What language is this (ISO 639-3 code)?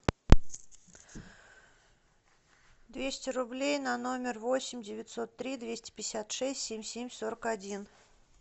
rus